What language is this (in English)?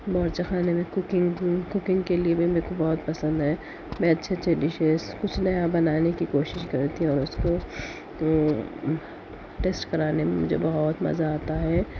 Urdu